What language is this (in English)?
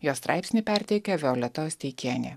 Lithuanian